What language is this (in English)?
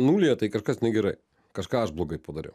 Lithuanian